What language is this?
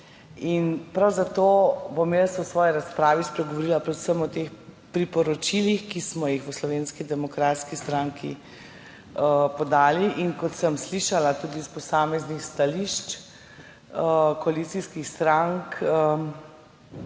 Slovenian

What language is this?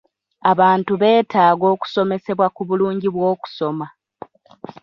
Ganda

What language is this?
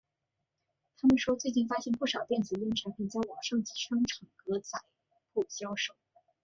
Chinese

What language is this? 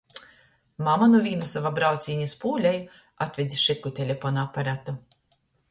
Latgalian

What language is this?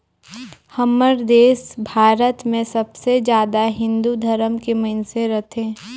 Chhattisgarhi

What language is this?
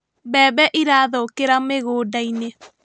Kikuyu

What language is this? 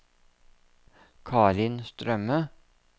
Norwegian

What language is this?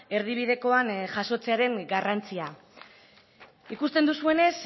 Basque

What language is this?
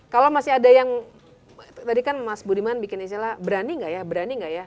Indonesian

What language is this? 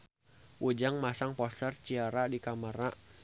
Sundanese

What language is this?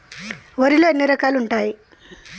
Telugu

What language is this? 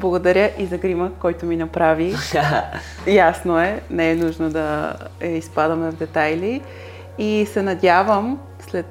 Bulgarian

